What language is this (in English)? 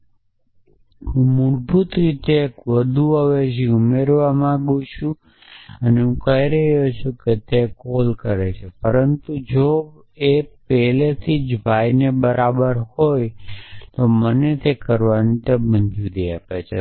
Gujarati